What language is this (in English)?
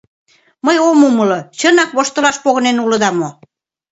Mari